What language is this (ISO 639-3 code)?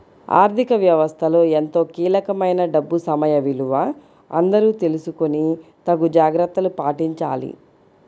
tel